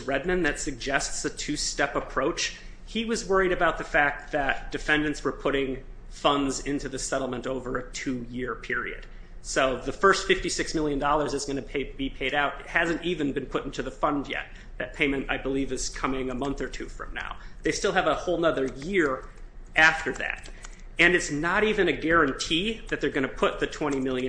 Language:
English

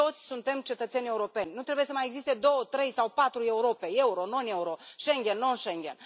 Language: Romanian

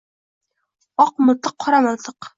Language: Uzbek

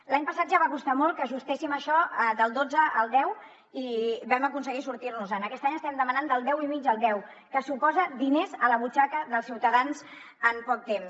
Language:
Catalan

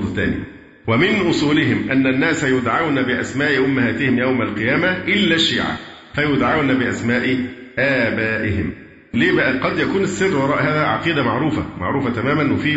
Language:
Arabic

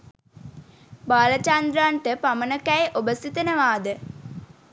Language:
Sinhala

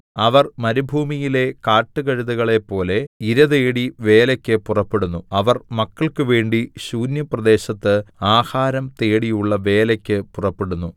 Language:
Malayalam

